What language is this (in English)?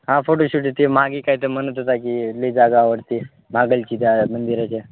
Marathi